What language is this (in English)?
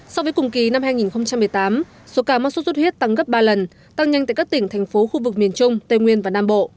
Vietnamese